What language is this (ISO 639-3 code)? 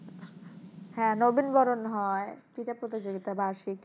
ben